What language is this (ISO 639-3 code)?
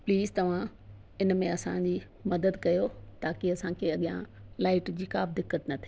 snd